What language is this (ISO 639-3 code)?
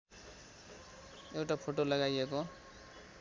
nep